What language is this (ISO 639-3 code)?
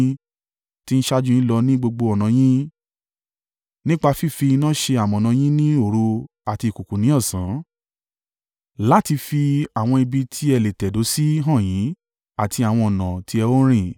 yor